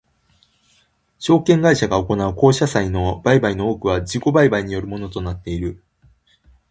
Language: Japanese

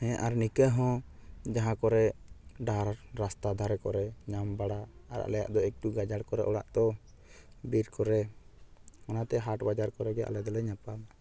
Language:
Santali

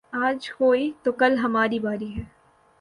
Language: Urdu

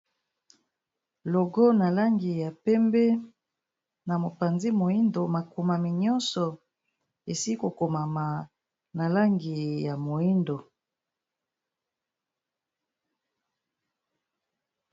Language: Lingala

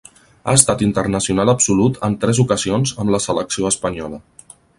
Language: Catalan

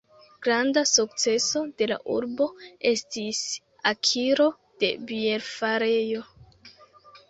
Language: Esperanto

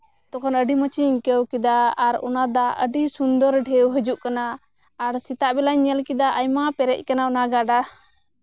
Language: Santali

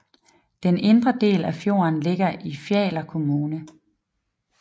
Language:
Danish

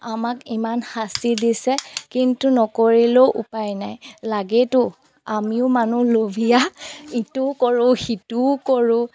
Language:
Assamese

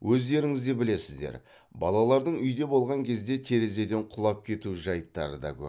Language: Kazakh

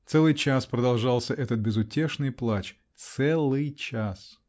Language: Russian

